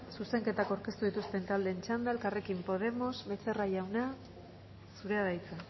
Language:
Basque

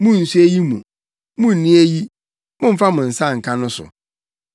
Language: Akan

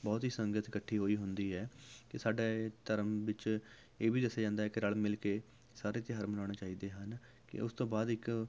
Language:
Punjabi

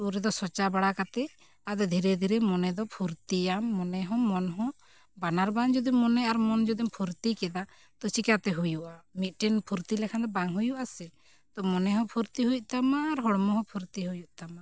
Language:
Santali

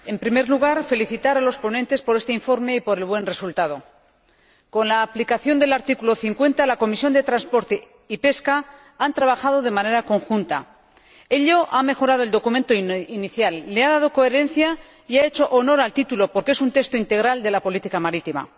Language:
Spanish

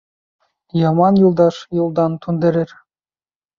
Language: Bashkir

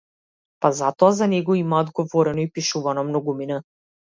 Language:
Macedonian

